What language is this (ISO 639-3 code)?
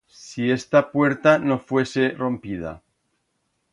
arg